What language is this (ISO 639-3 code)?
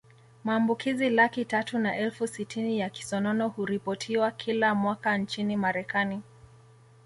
swa